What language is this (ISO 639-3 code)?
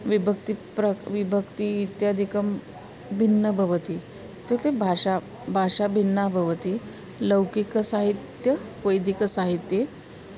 san